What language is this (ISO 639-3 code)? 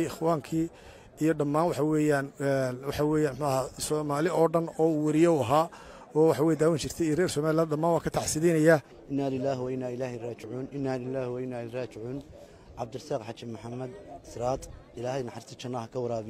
ara